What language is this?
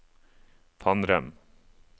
Norwegian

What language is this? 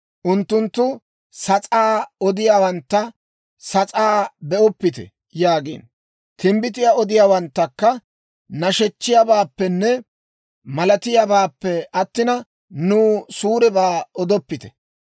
Dawro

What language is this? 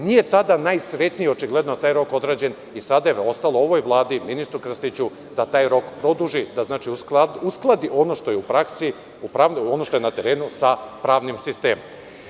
Serbian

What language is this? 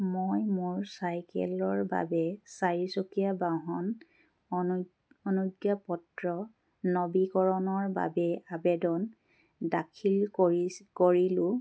Assamese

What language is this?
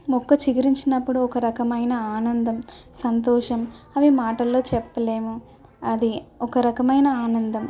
Telugu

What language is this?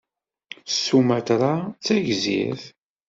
Kabyle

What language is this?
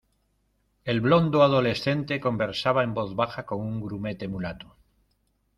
Spanish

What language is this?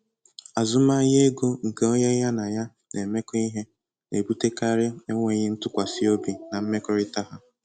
Igbo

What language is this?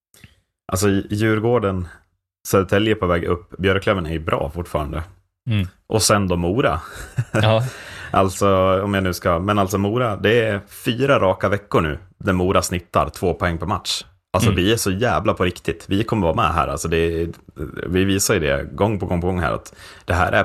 Swedish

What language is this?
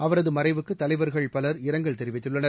Tamil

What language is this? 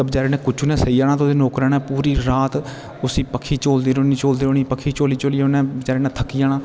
Dogri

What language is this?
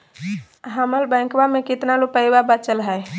Magahi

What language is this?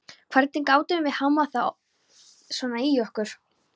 Icelandic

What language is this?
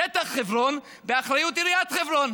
Hebrew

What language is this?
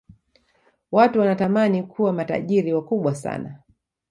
Swahili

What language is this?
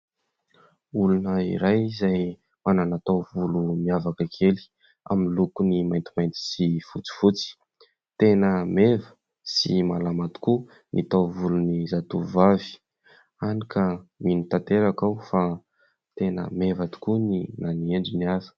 Malagasy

